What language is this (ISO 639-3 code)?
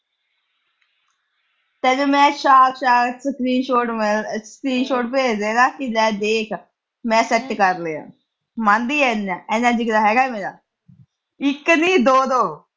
pan